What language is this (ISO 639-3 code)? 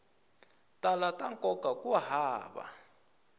tso